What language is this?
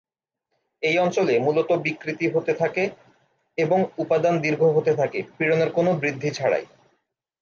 Bangla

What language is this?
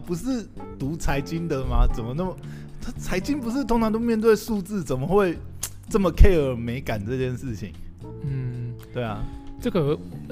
Chinese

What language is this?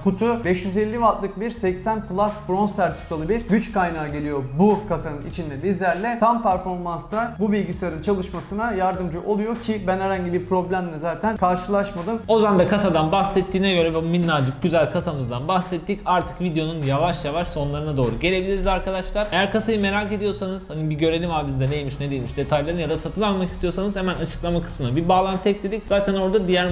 Turkish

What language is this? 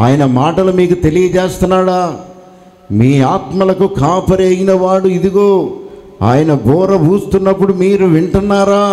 Telugu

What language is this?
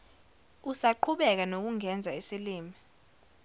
Zulu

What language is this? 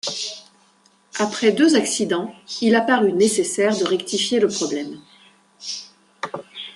French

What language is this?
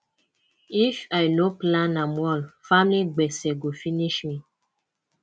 Nigerian Pidgin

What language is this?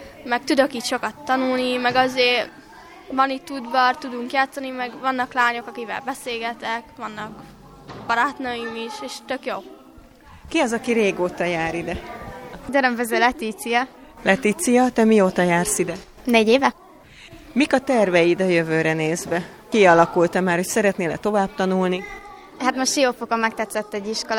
Hungarian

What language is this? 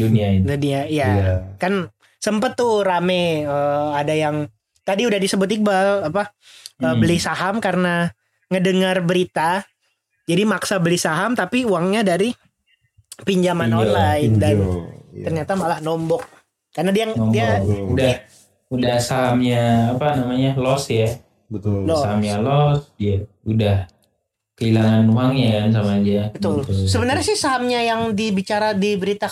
Indonesian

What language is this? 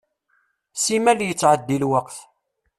Kabyle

